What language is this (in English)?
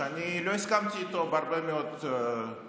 Hebrew